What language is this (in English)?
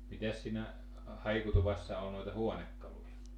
Finnish